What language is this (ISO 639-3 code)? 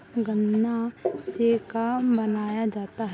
bho